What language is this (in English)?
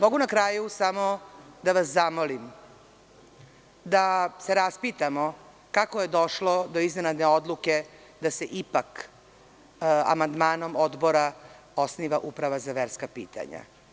Serbian